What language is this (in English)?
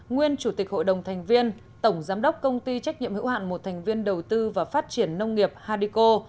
Vietnamese